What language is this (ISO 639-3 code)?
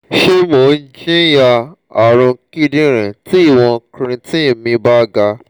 yor